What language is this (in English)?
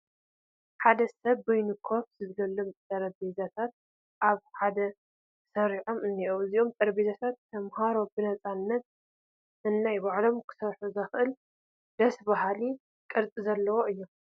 Tigrinya